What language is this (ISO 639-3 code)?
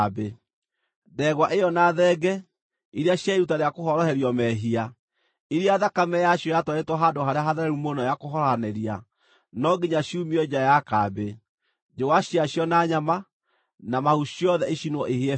kik